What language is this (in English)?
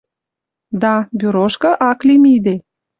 Western Mari